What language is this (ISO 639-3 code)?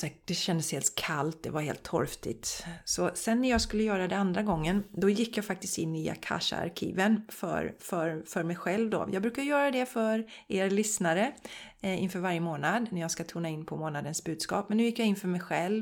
swe